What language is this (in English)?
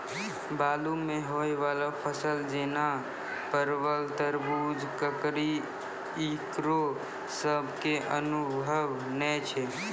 Maithili